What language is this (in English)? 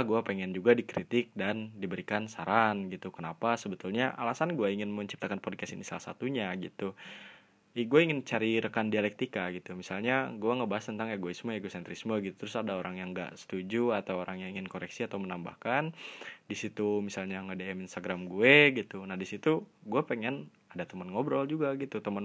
Indonesian